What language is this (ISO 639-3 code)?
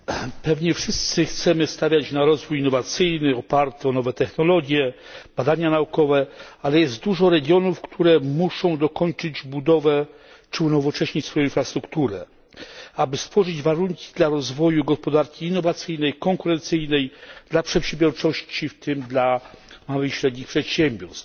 pol